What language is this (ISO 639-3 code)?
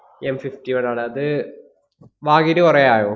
mal